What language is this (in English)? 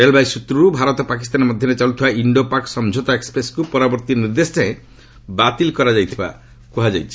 Odia